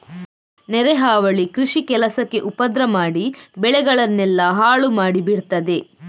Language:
Kannada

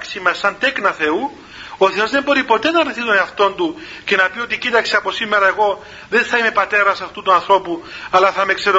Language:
Greek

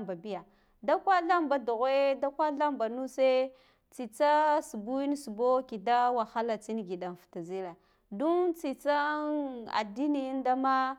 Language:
Guduf-Gava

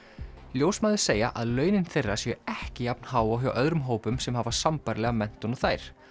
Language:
Icelandic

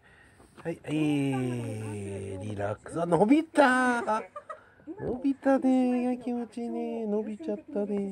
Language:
Japanese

